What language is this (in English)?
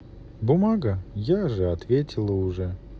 Russian